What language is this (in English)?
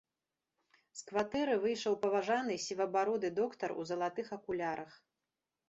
Belarusian